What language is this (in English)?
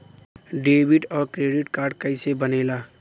Bhojpuri